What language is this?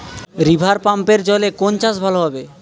Bangla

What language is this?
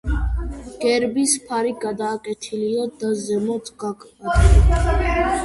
Georgian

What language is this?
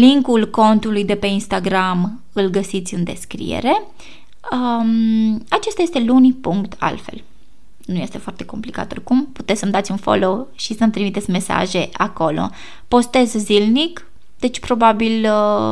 Romanian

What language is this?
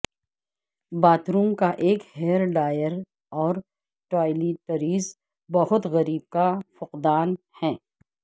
Urdu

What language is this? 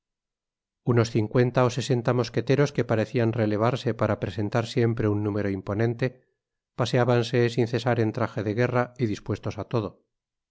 Spanish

